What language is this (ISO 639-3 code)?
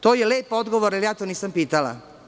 srp